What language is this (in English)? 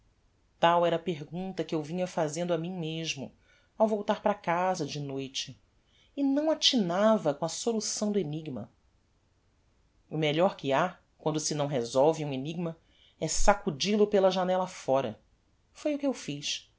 Portuguese